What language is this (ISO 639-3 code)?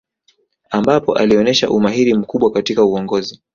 swa